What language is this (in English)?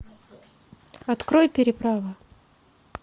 Russian